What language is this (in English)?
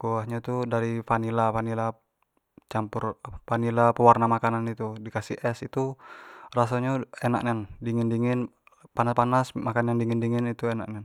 Jambi Malay